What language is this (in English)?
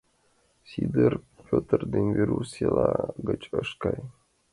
Mari